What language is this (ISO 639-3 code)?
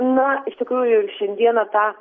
lit